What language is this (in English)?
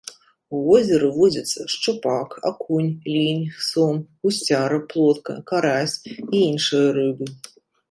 Belarusian